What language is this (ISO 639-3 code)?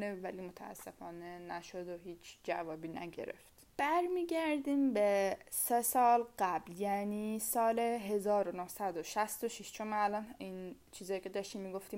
fas